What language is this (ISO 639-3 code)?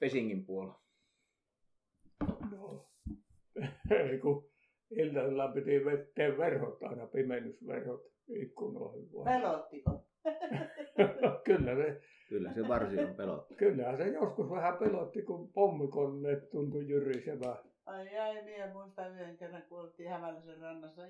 fin